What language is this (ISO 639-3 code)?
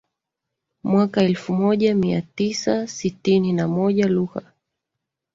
swa